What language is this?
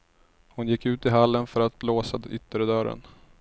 Swedish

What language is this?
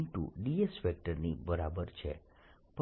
Gujarati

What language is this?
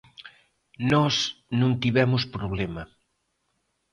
Galician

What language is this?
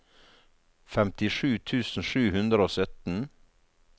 Norwegian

